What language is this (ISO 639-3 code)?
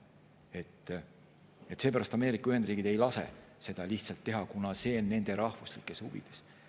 est